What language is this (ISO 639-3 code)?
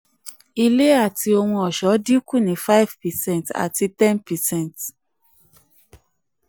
yor